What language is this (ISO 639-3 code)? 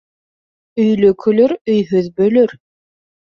bak